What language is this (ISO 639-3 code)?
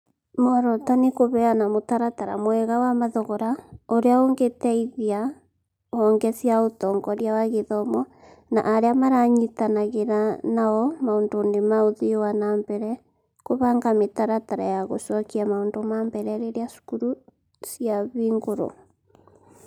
kik